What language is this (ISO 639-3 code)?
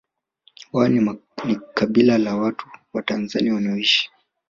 swa